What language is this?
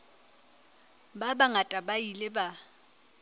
Southern Sotho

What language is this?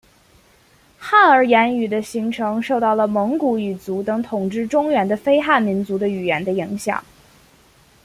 Chinese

